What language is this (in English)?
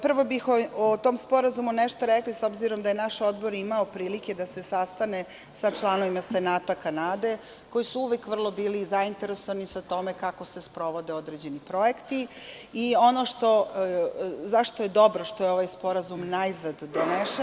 Serbian